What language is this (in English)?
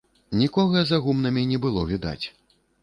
Belarusian